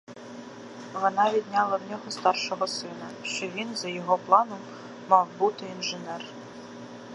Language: Ukrainian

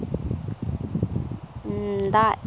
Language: Santali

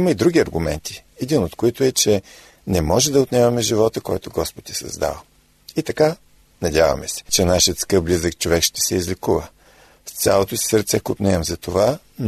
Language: Bulgarian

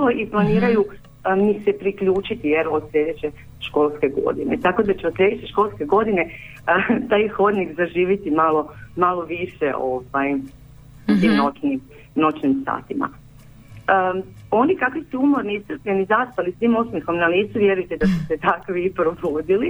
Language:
Croatian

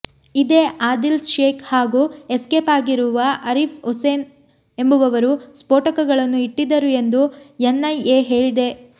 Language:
Kannada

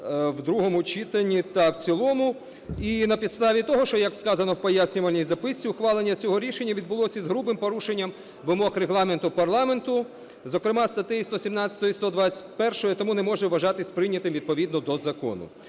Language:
Ukrainian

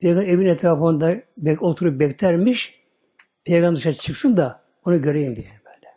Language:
Turkish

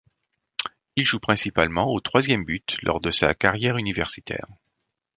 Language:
French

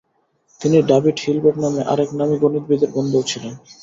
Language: Bangla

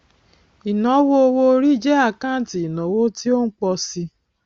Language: Yoruba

